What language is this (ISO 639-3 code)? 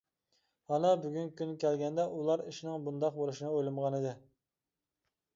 uig